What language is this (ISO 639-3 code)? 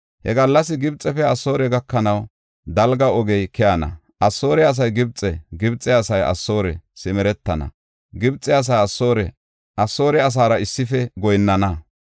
gof